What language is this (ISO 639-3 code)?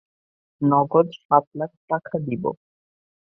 ben